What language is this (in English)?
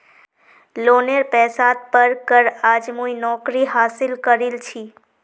Magahi